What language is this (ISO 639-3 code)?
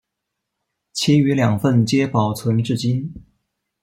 zho